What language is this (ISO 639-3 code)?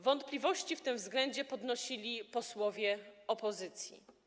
pol